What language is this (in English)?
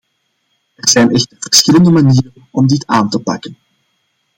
Dutch